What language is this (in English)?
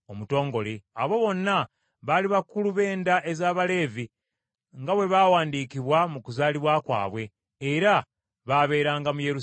Ganda